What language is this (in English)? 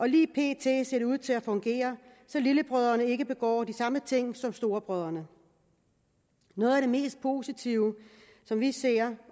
Danish